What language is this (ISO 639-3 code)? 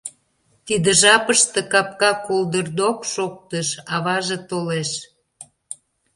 chm